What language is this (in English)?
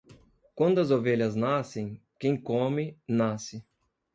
Portuguese